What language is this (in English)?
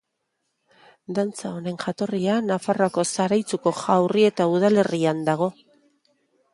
Basque